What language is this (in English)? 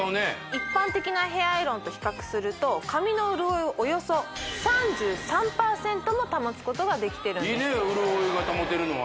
Japanese